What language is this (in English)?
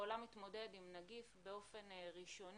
Hebrew